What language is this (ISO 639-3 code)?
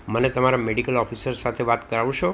guj